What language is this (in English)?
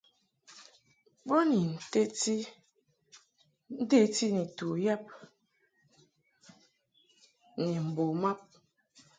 Mungaka